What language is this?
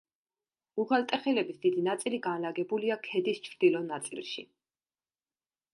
Georgian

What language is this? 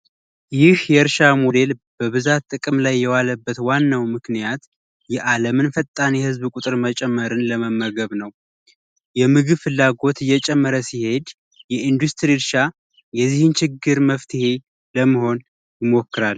Amharic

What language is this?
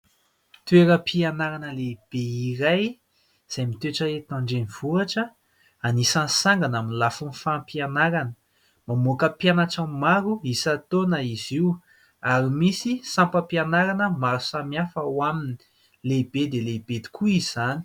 Malagasy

